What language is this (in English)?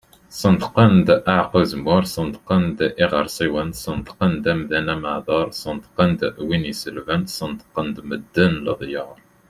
Kabyle